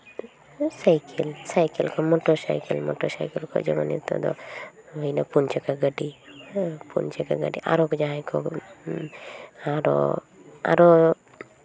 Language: Santali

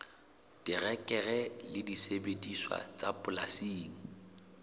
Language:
Southern Sotho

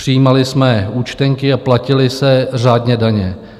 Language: Czech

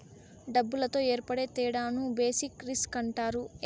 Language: Telugu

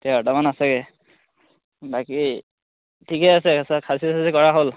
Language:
Assamese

